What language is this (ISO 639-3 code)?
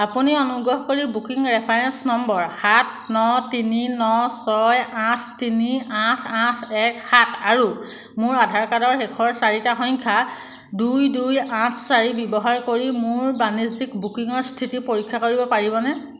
asm